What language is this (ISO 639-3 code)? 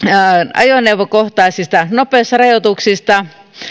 fin